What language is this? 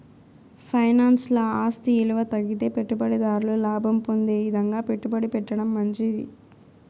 Telugu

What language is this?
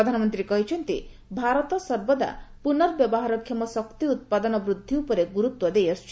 Odia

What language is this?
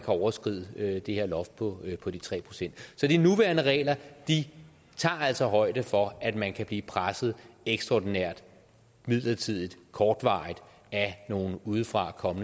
Danish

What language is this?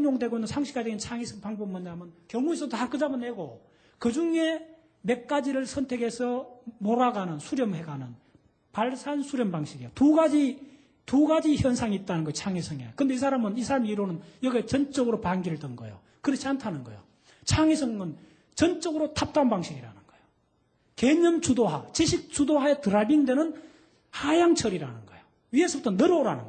Korean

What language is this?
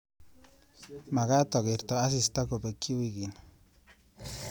Kalenjin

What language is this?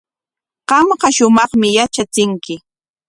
Corongo Ancash Quechua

